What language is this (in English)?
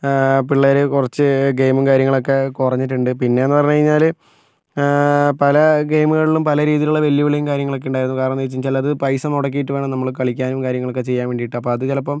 Malayalam